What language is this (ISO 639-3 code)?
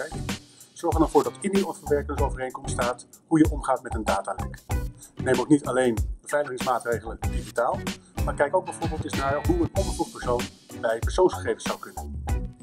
nld